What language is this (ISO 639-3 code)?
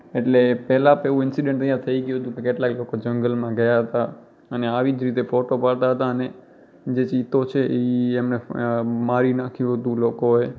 guj